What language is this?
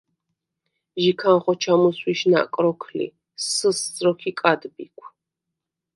Svan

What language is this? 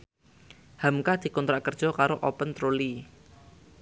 Javanese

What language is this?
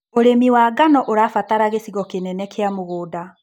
Kikuyu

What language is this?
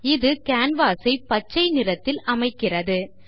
Tamil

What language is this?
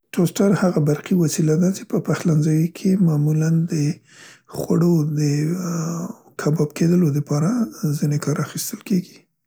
Central Pashto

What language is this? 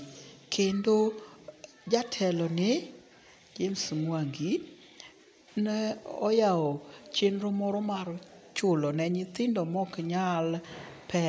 Luo (Kenya and Tanzania)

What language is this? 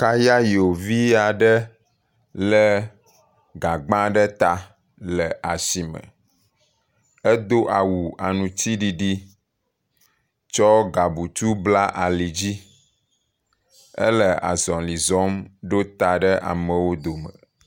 Ewe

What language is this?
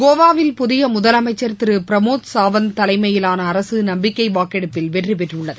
Tamil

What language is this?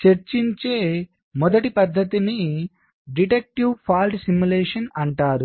Telugu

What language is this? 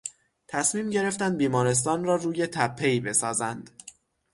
Persian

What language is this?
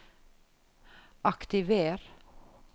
Norwegian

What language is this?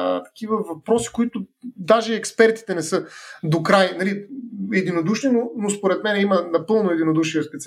Bulgarian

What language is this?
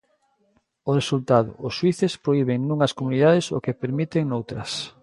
Galician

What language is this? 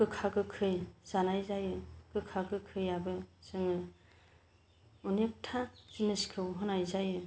Bodo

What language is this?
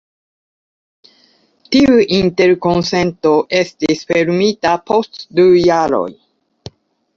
Esperanto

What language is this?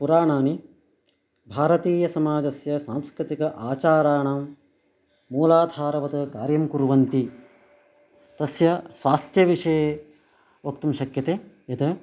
Sanskrit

